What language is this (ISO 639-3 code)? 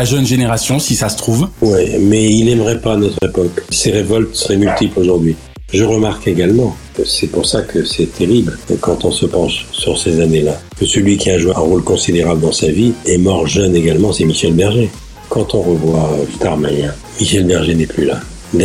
fra